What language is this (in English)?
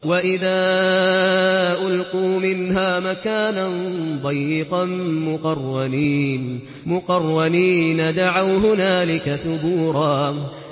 Arabic